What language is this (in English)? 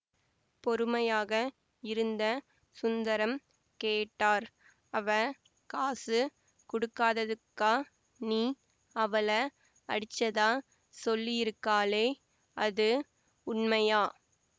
Tamil